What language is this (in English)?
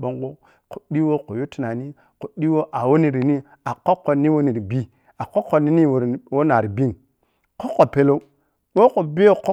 Piya-Kwonci